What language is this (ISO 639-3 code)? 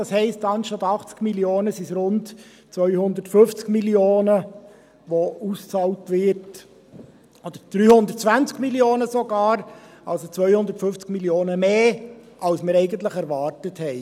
gsw